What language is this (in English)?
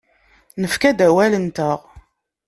Kabyle